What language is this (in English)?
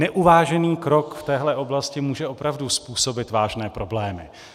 Czech